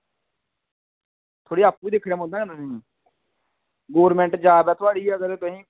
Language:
Dogri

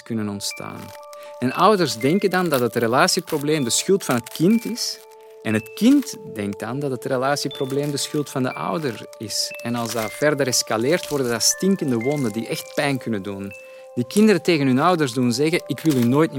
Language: Dutch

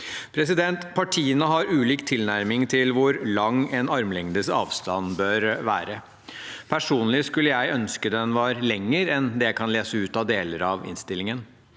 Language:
Norwegian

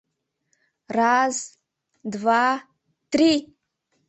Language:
Mari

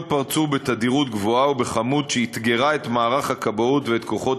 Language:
Hebrew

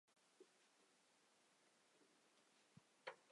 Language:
Chinese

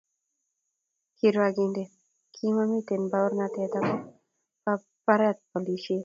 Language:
Kalenjin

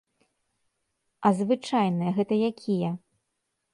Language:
Belarusian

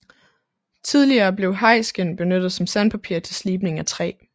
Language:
Danish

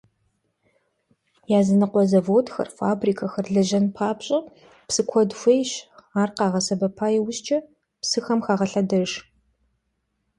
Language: Kabardian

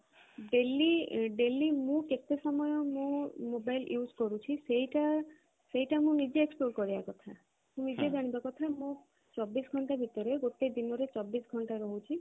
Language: Odia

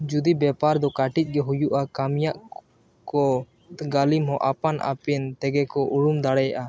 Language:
Santali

